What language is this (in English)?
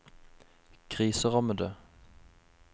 Norwegian